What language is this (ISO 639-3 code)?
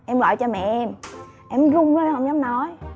vie